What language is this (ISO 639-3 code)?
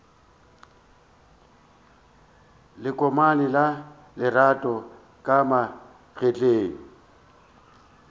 nso